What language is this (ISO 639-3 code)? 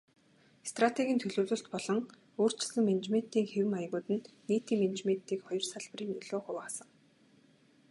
mon